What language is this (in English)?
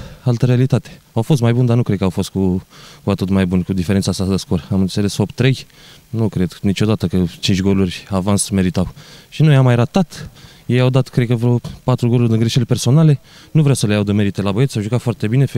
Romanian